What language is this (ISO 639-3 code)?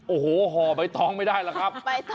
tha